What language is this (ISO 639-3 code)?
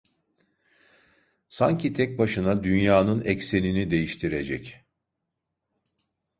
tur